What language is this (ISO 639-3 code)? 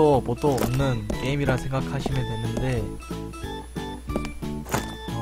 kor